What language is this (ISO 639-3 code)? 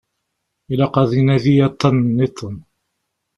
kab